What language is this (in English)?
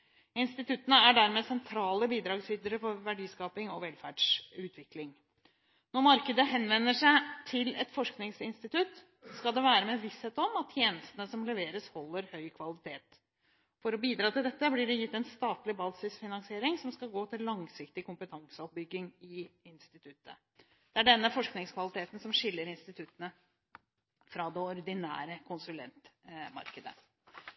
Norwegian Bokmål